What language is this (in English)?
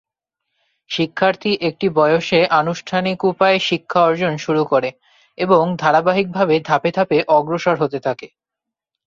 Bangla